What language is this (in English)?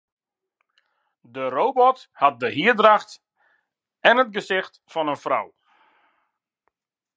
Western Frisian